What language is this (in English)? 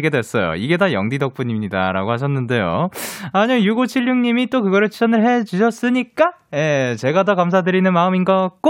Korean